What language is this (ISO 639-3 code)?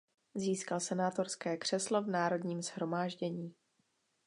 ces